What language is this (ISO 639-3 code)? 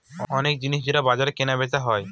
ben